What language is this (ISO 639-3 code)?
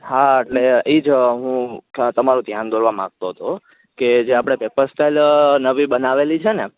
guj